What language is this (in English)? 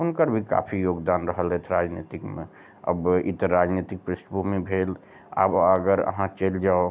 Maithili